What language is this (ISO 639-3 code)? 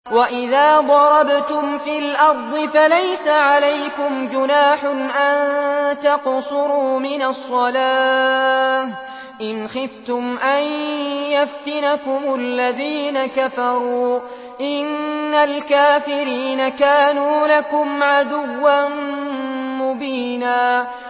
ara